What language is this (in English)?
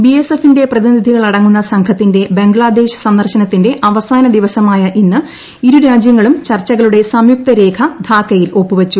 Malayalam